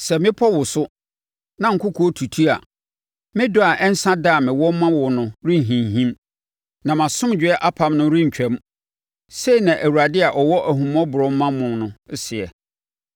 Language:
Akan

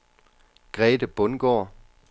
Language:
Danish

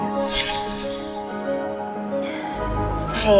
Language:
Indonesian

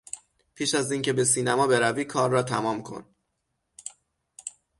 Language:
Persian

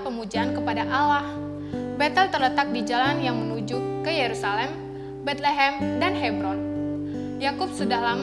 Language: Indonesian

